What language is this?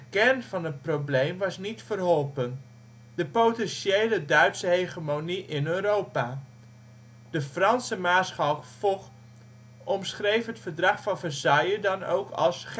Dutch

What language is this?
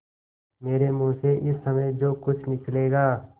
Hindi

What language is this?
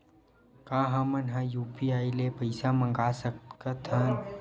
Chhattisgarhi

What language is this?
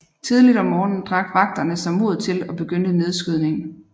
Danish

